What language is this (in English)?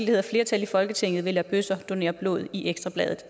Danish